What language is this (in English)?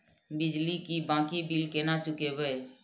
Maithili